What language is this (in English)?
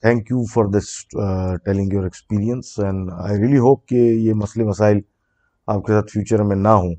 Urdu